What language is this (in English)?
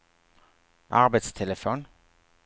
Swedish